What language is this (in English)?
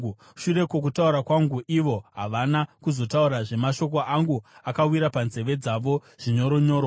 Shona